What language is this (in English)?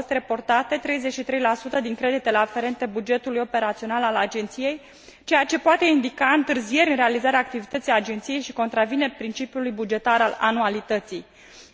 Romanian